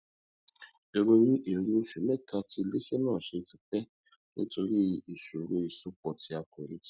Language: Yoruba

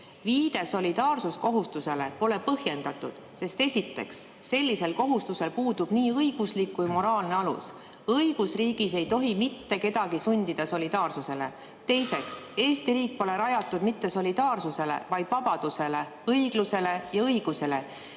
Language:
Estonian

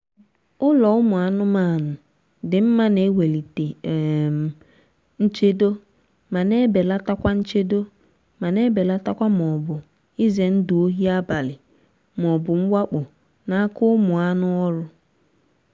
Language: Igbo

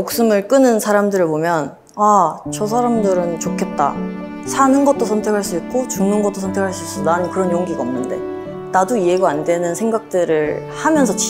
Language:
Korean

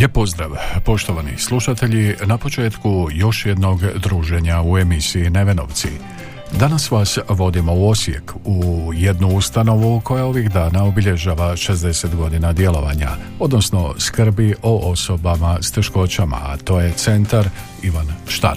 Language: Croatian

